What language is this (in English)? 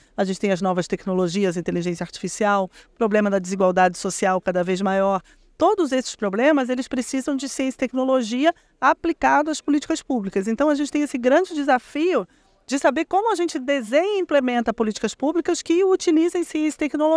Portuguese